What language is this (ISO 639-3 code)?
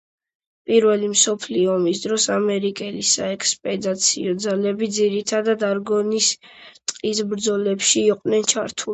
kat